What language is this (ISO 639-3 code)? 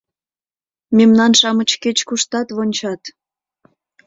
chm